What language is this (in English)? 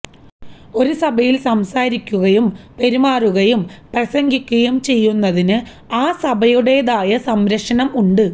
Malayalam